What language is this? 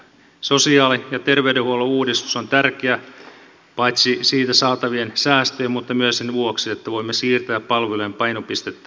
Finnish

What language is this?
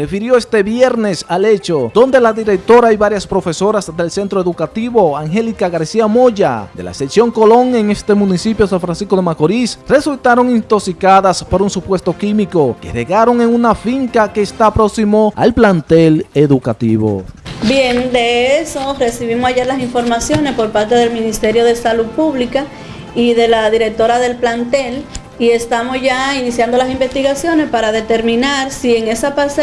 Spanish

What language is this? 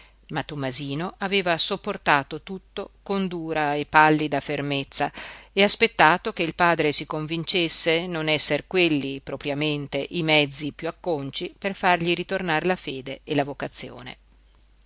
Italian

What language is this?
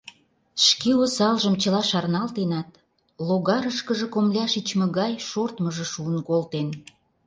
Mari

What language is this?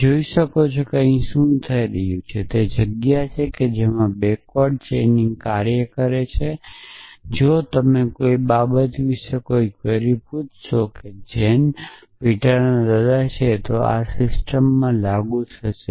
Gujarati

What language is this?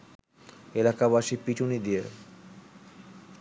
Bangla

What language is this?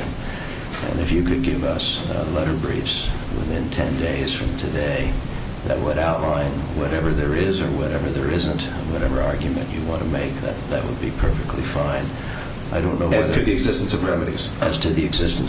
English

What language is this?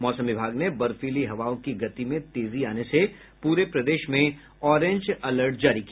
Hindi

